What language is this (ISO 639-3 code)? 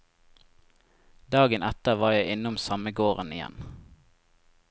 nor